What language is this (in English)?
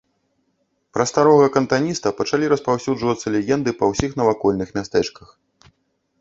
Belarusian